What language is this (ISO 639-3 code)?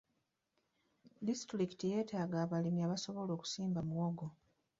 lug